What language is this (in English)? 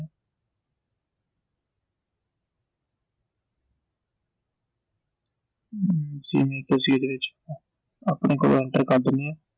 Punjabi